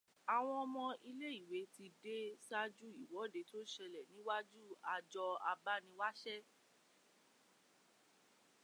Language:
Yoruba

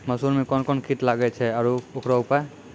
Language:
Maithili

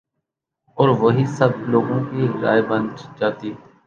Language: Urdu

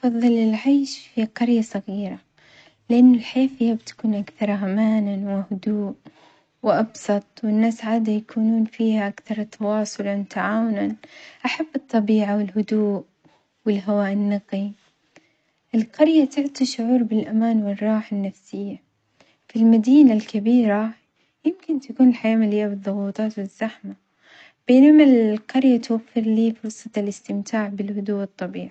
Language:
Omani Arabic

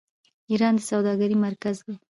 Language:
Pashto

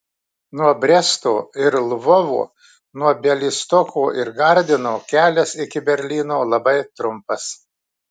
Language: Lithuanian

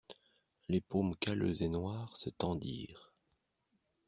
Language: French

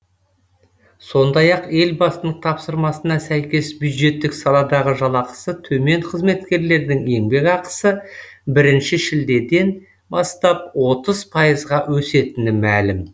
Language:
Kazakh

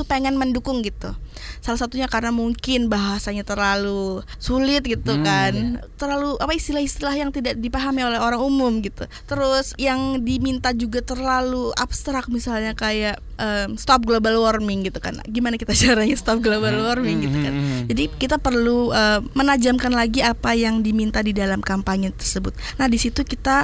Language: Indonesian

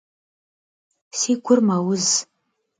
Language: Kabardian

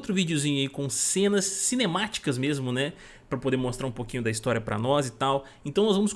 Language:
Portuguese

